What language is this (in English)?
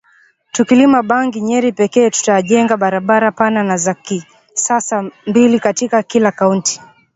Swahili